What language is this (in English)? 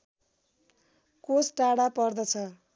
Nepali